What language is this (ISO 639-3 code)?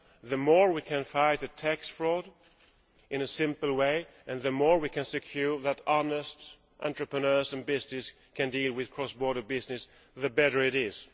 eng